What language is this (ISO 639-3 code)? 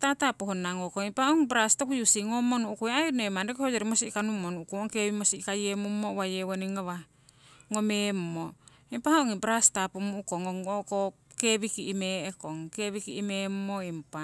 siw